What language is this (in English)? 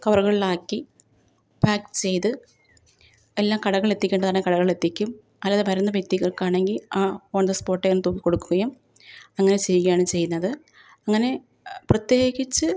Malayalam